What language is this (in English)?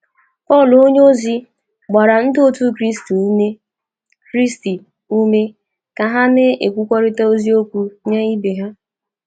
Igbo